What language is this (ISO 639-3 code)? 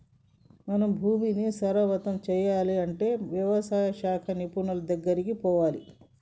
tel